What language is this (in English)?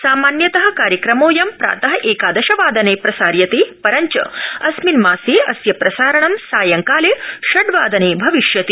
Sanskrit